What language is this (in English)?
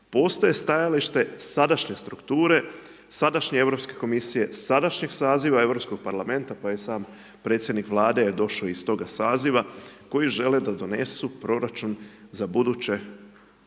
Croatian